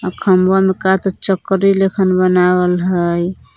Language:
Magahi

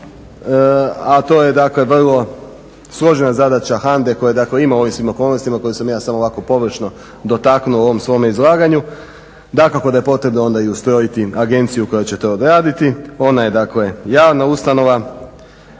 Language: Croatian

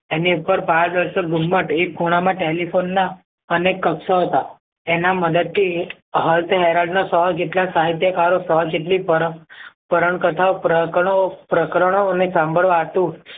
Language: Gujarati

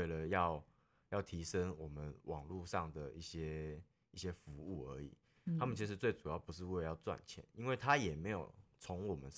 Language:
Chinese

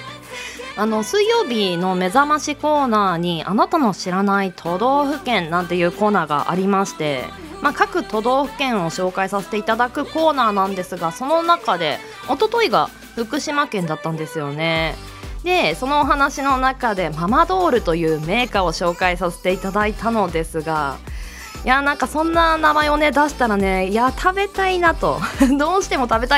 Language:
Japanese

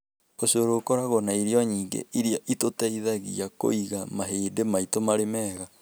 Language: Kikuyu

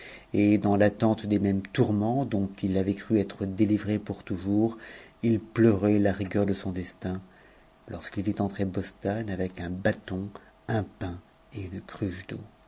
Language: French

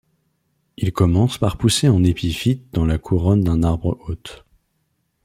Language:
French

